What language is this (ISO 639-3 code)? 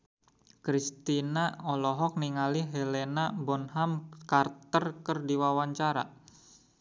sun